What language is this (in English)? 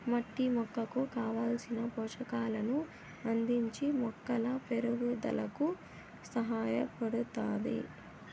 Telugu